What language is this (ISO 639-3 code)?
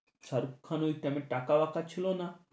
ben